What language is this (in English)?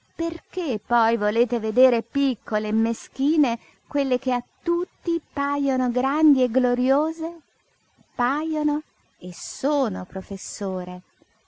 Italian